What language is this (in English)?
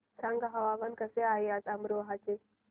Marathi